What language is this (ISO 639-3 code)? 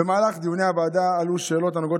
heb